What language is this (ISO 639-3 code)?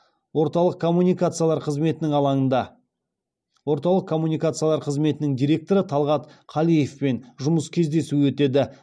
kaz